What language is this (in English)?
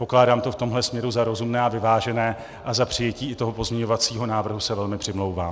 Czech